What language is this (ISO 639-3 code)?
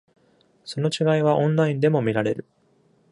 jpn